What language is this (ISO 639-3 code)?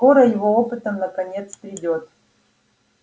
rus